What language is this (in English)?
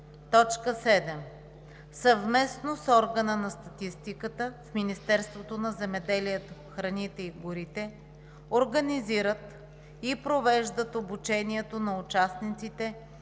Bulgarian